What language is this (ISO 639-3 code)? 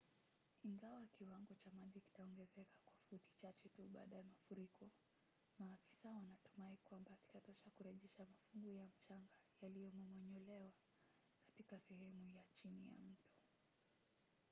swa